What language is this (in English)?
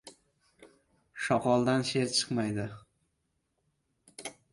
Uzbek